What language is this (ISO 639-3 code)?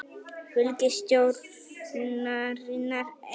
isl